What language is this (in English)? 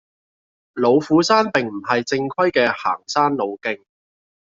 Cantonese